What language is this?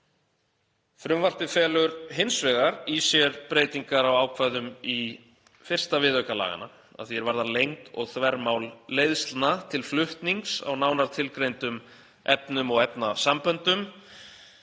Icelandic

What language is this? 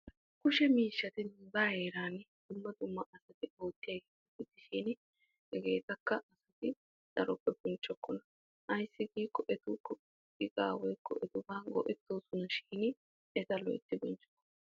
Wolaytta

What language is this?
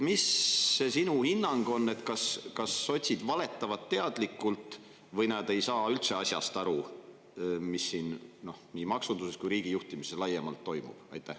Estonian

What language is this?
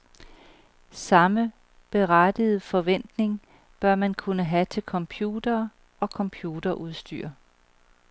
Danish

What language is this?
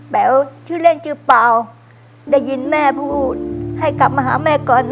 Thai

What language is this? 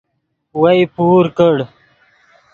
Yidgha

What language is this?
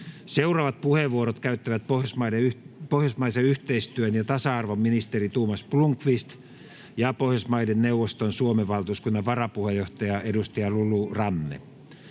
Finnish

